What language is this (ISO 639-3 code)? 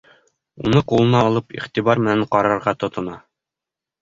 bak